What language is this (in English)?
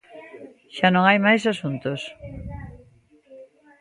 Galician